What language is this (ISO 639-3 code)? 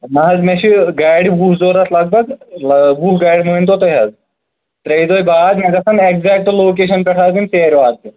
kas